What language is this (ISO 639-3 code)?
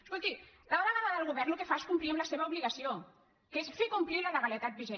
cat